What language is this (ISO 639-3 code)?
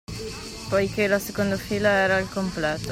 ita